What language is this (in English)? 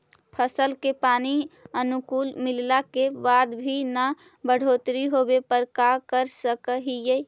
Magahi